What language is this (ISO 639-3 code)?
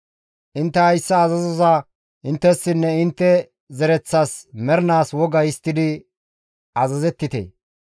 gmv